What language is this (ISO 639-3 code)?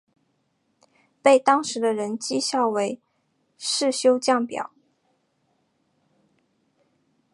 zho